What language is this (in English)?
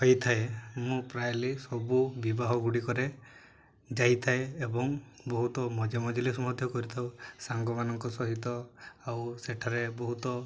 Odia